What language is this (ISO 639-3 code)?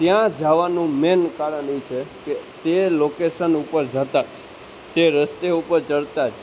guj